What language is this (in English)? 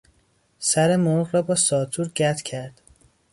Persian